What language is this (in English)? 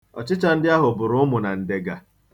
Igbo